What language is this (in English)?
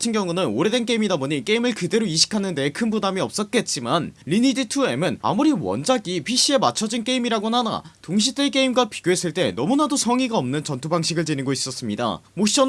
Korean